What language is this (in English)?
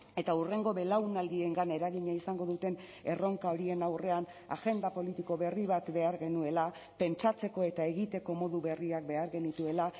Basque